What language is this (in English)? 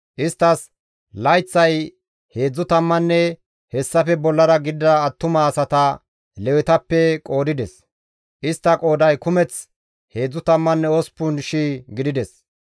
Gamo